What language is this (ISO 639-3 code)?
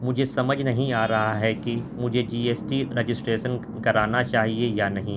urd